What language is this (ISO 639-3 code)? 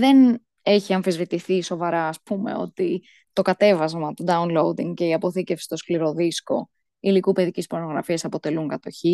ell